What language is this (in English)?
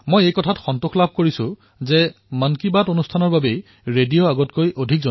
Assamese